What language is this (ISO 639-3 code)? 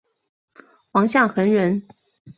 zho